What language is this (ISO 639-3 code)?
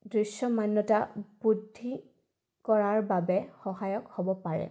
asm